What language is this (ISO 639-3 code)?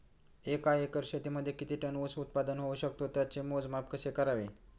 mar